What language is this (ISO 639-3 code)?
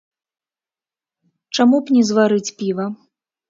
bel